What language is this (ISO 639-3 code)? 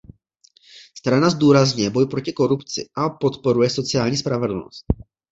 ces